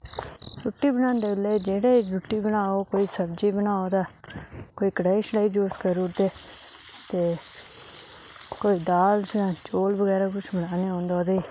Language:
Dogri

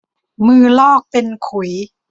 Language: Thai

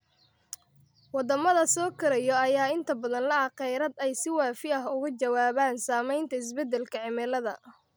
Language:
Somali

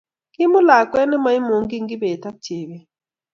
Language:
Kalenjin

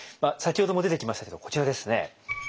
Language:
Japanese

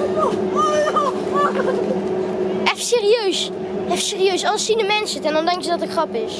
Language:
Dutch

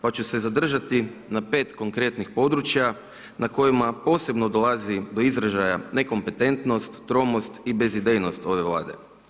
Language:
Croatian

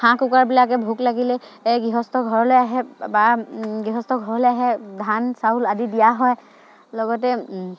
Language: Assamese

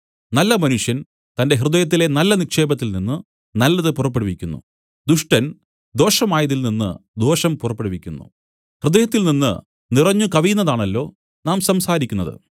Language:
Malayalam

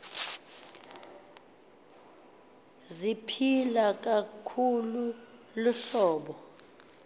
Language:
Xhosa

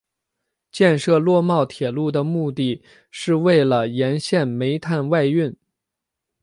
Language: Chinese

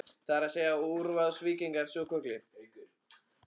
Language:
Icelandic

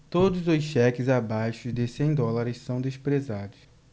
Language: Portuguese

